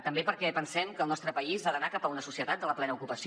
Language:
Catalan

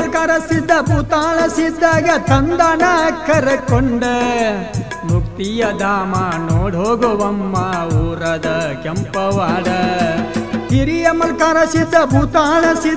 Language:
Hindi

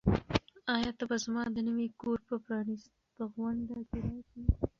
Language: Pashto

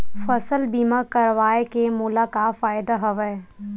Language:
Chhattisgarhi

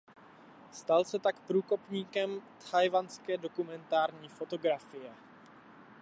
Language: Czech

